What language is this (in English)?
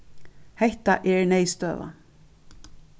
Faroese